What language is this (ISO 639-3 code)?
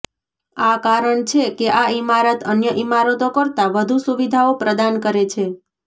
guj